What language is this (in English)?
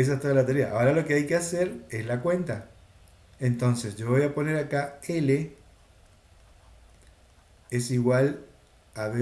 Spanish